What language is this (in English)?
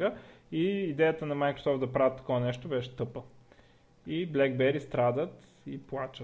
Bulgarian